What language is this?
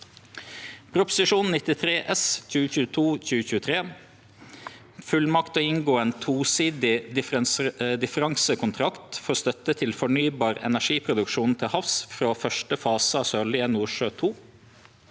Norwegian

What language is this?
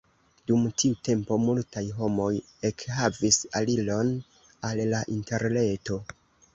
Esperanto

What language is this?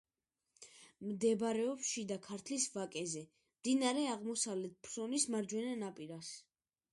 Georgian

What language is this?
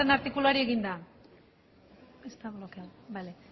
Basque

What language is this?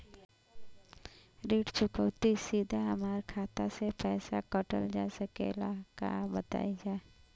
Bhojpuri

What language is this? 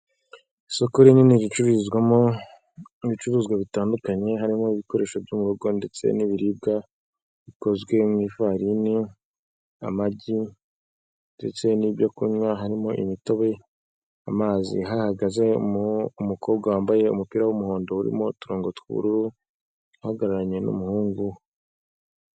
Kinyarwanda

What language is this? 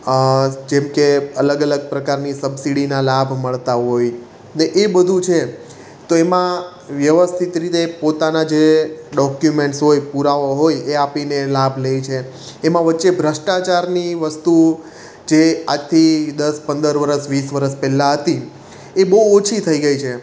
Gujarati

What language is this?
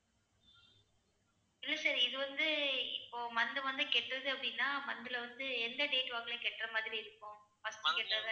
Tamil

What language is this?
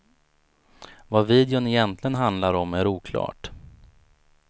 Swedish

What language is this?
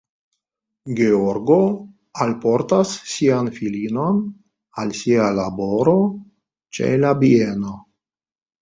Esperanto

